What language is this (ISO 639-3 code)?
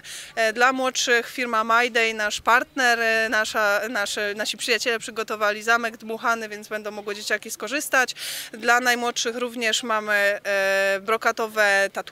pol